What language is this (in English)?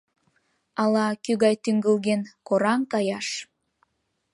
Mari